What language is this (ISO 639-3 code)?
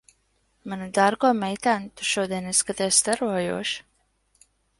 lav